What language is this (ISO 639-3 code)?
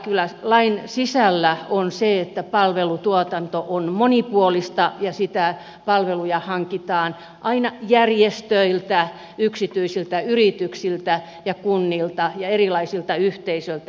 fin